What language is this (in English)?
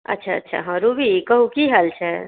Maithili